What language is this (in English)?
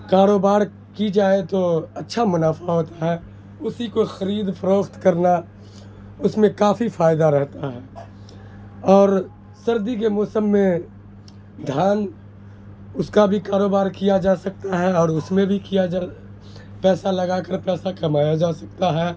Urdu